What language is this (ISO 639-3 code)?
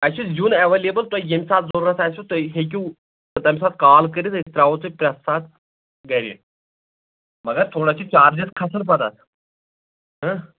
kas